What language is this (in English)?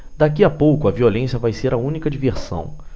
Portuguese